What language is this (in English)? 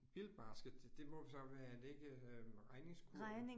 Danish